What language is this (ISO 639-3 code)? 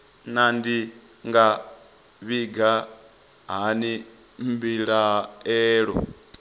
ven